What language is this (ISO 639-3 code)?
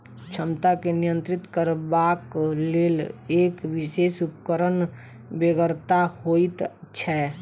mai